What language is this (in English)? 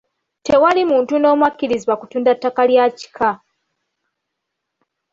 Ganda